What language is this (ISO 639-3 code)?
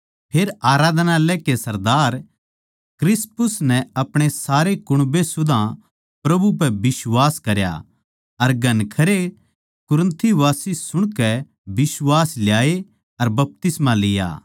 bgc